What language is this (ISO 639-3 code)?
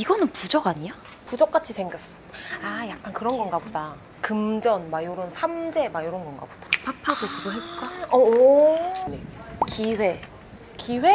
kor